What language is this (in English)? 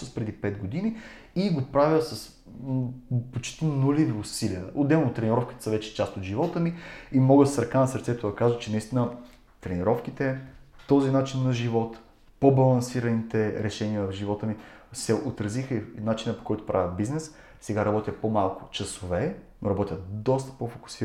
Bulgarian